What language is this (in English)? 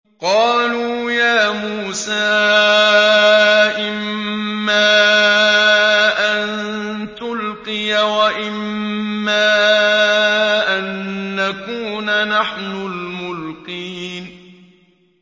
Arabic